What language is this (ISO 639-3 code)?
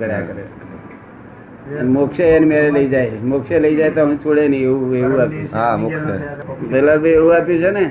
guj